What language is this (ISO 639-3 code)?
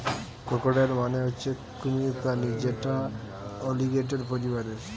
ben